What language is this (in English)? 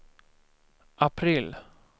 Swedish